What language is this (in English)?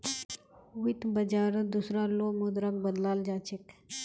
Magahi